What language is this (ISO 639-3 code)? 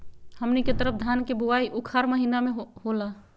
mag